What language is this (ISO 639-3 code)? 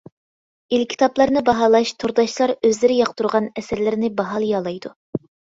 uig